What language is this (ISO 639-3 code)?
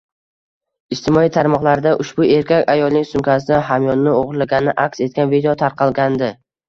uzb